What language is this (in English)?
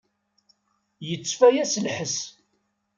Kabyle